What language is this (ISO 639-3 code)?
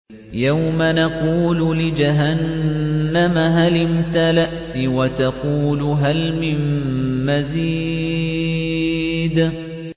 ara